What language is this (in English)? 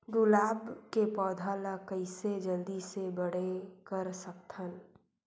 Chhattisgarhi